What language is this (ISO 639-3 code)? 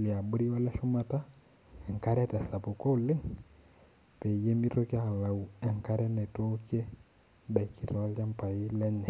mas